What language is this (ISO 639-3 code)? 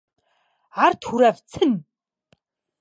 rus